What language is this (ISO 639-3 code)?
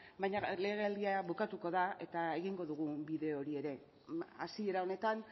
eus